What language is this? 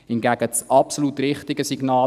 Swiss German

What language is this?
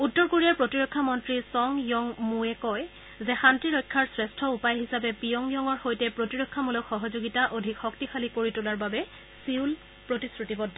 Assamese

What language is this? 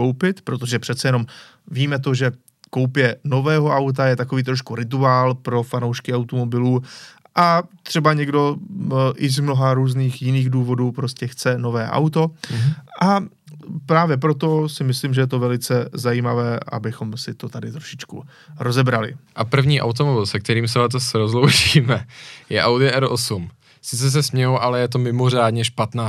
Czech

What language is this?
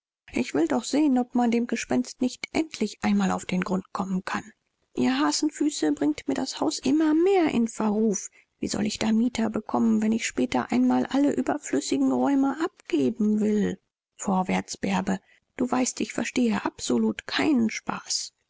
German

